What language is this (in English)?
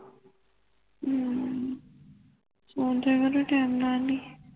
Punjabi